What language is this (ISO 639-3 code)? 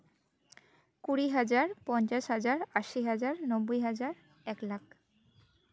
sat